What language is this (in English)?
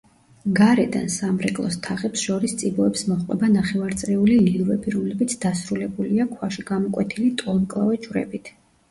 Georgian